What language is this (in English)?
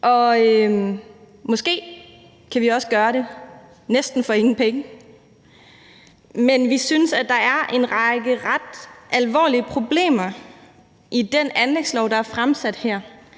Danish